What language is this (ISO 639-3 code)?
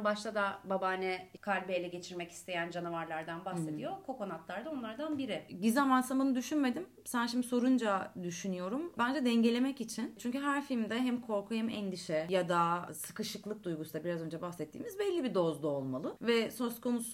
tur